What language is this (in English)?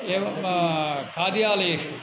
Sanskrit